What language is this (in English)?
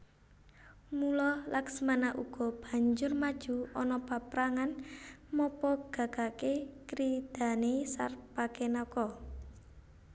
Javanese